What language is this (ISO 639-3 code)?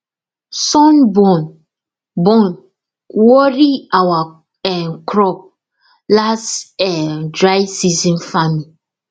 pcm